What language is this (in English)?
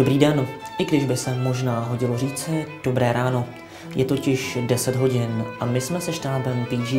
Czech